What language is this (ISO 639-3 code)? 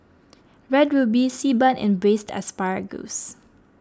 eng